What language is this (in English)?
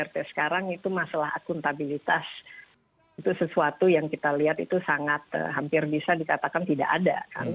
Indonesian